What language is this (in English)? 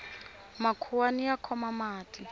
Tsonga